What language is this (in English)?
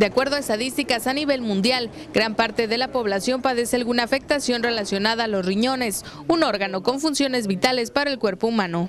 Spanish